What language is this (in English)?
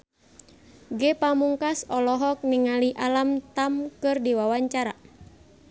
Sundanese